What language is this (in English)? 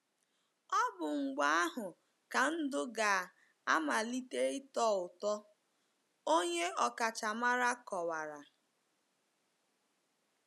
Igbo